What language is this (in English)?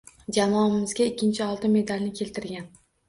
Uzbek